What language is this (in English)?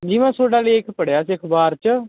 Punjabi